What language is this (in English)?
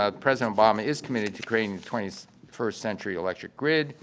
English